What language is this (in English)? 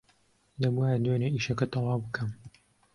Central Kurdish